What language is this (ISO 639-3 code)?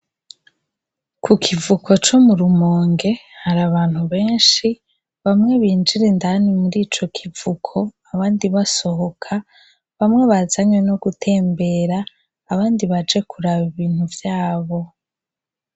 run